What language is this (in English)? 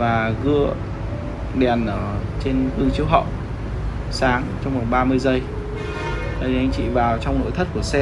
Vietnamese